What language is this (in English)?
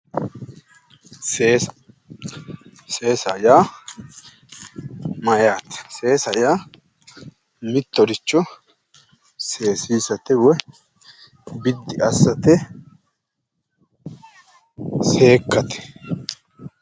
Sidamo